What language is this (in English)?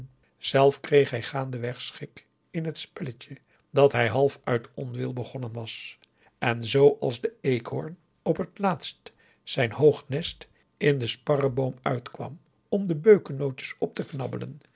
Dutch